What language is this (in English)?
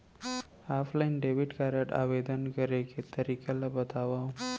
Chhattisgarhi